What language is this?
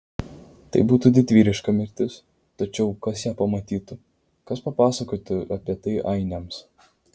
Lithuanian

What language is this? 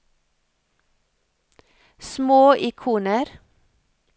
Norwegian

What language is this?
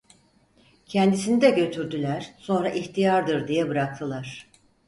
Turkish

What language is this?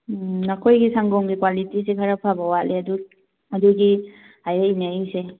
Manipuri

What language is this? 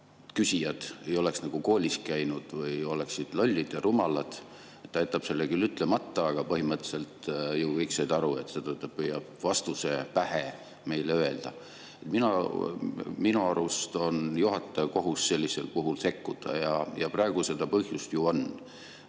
Estonian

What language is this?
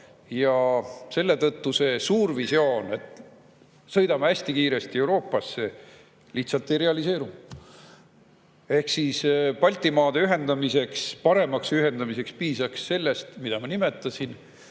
Estonian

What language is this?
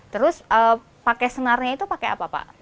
Indonesian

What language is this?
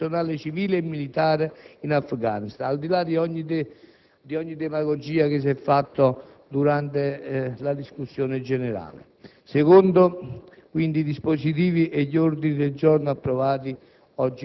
Italian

